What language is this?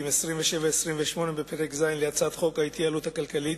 Hebrew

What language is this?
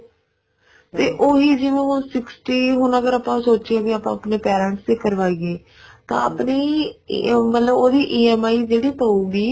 Punjabi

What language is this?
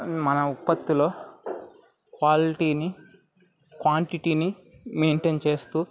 Telugu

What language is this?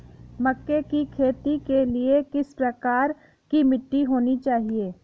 Hindi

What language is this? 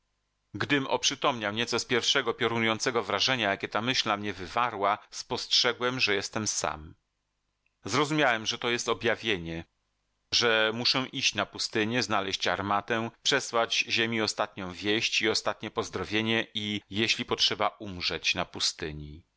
Polish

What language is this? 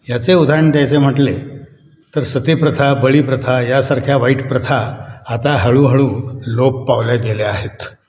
Marathi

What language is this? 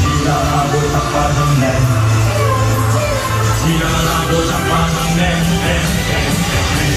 Korean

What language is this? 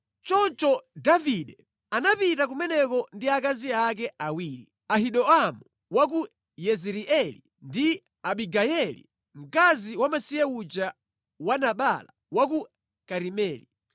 Nyanja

